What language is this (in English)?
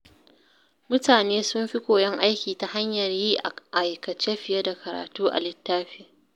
Hausa